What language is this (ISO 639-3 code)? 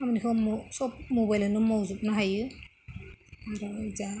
brx